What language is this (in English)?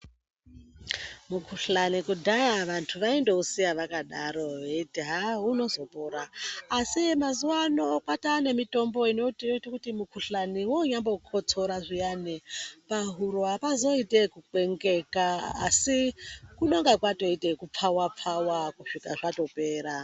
Ndau